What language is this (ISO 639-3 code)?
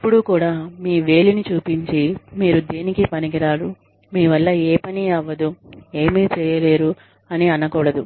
tel